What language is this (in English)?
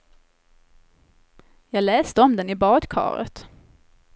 Swedish